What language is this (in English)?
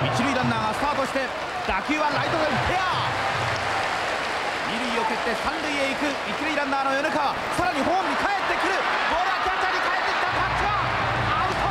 Japanese